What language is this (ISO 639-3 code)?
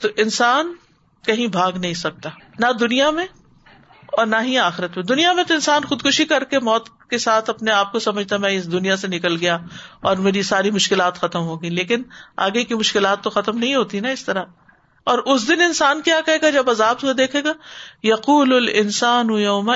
urd